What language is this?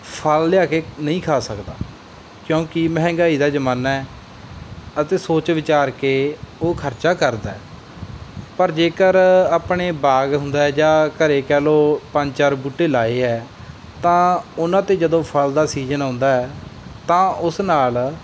Punjabi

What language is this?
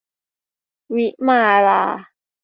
Thai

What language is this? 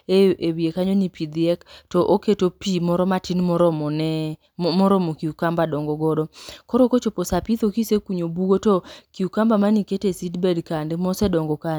Luo (Kenya and Tanzania)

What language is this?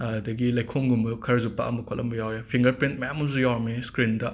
Manipuri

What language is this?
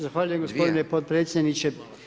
Croatian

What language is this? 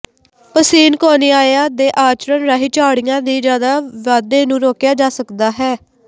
Punjabi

